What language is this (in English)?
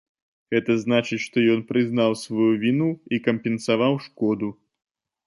Belarusian